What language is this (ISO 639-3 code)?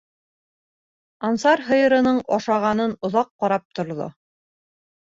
bak